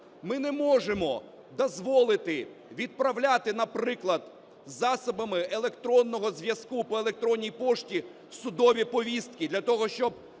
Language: Ukrainian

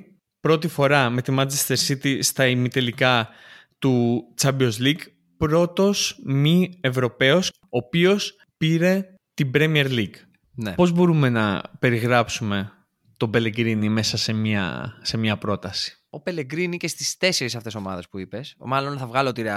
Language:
Greek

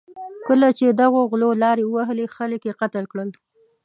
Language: Pashto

